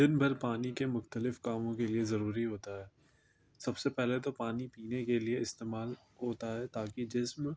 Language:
Urdu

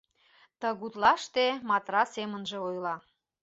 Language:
Mari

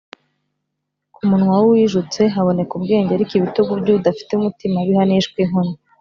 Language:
Kinyarwanda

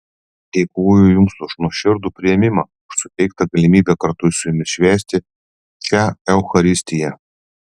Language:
Lithuanian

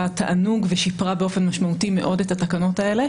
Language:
Hebrew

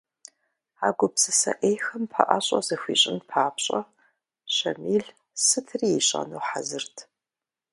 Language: Kabardian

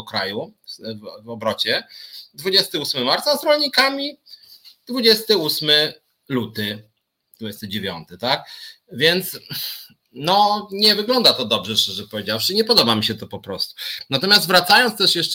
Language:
Polish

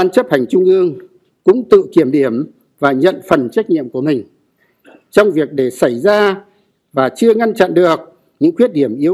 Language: Vietnamese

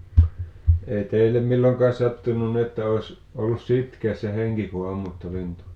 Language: Finnish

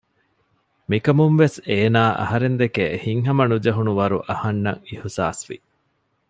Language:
Divehi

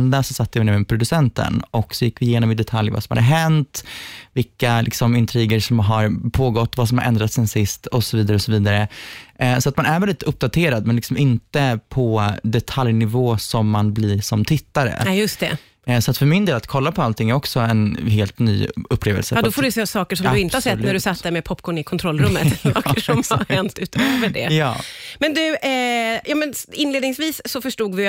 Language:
Swedish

